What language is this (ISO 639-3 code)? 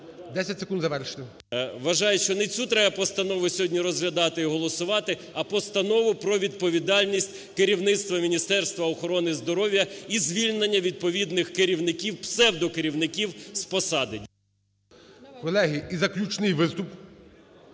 ukr